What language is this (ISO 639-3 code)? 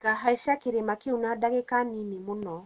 kik